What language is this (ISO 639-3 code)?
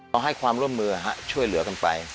tha